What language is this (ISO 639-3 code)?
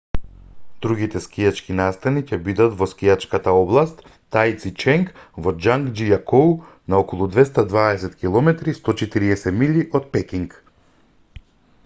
mkd